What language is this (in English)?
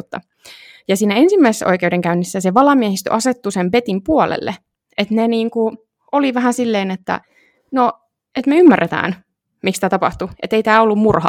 Finnish